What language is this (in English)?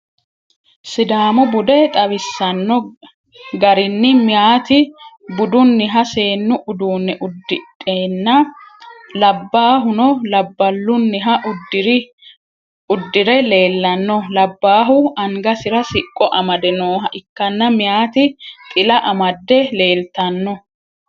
Sidamo